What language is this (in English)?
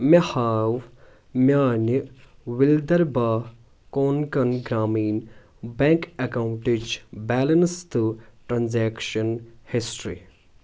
Kashmiri